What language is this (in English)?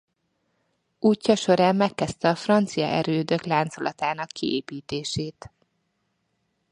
Hungarian